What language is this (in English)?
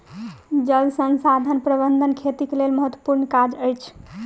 Maithili